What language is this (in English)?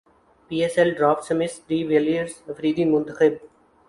Urdu